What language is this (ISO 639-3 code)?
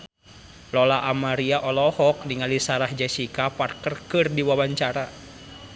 sun